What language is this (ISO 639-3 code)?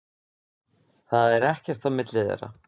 isl